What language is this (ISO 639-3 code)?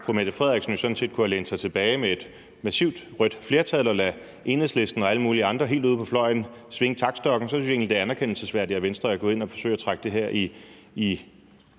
dan